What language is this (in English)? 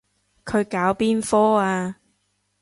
Cantonese